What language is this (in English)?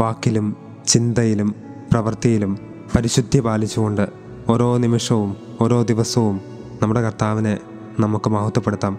Malayalam